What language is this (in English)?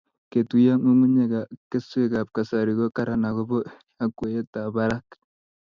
Kalenjin